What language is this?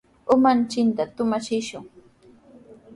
Sihuas Ancash Quechua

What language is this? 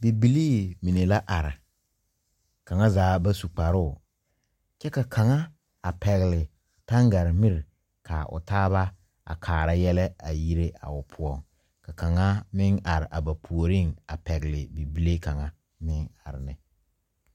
Southern Dagaare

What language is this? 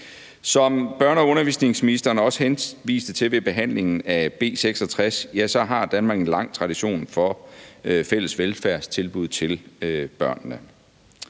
Danish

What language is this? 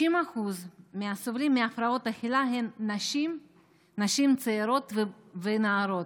Hebrew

